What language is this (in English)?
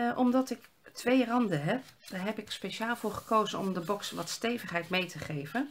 Dutch